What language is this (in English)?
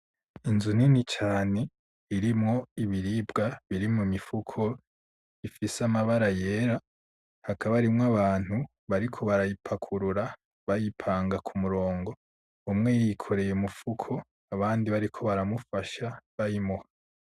Rundi